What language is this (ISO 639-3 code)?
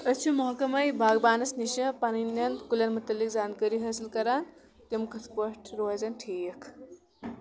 kas